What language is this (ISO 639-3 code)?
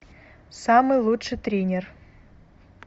rus